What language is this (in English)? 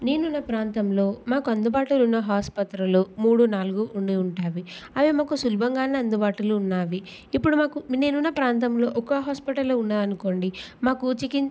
Telugu